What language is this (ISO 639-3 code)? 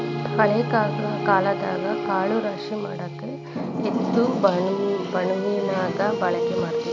kan